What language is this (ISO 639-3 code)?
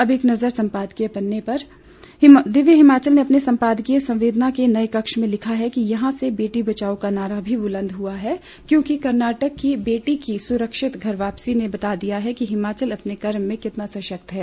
hin